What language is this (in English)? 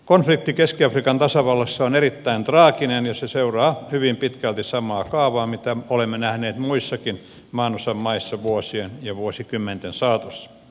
Finnish